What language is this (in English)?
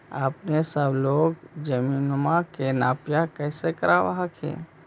Magahi